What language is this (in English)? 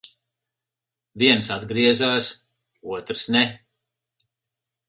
Latvian